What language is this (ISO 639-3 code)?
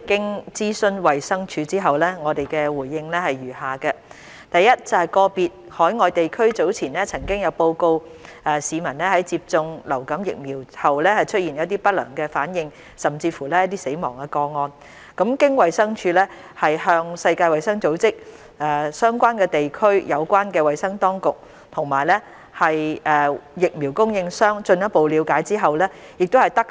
yue